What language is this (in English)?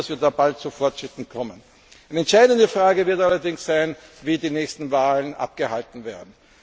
German